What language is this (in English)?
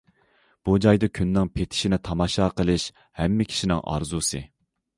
Uyghur